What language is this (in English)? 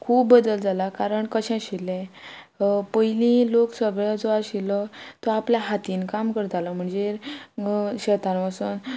Konkani